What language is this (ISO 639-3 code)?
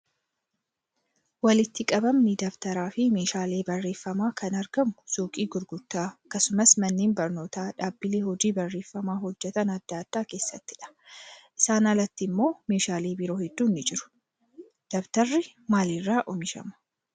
orm